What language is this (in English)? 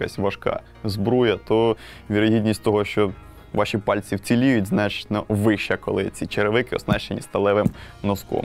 Ukrainian